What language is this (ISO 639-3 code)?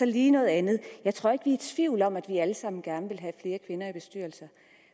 dan